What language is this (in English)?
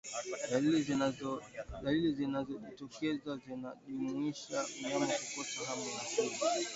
Swahili